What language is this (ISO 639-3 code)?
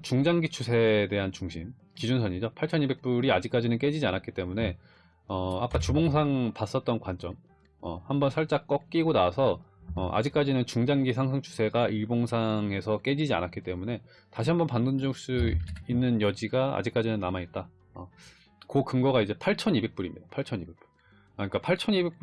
kor